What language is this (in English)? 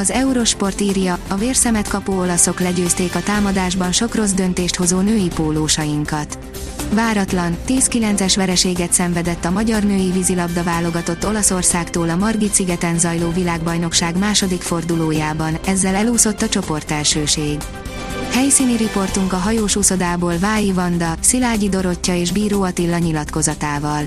Hungarian